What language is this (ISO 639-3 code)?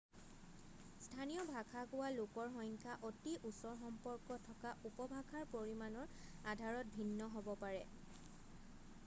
asm